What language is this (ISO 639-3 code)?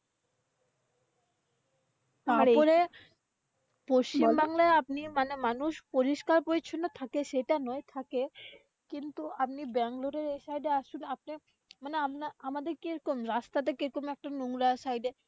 ben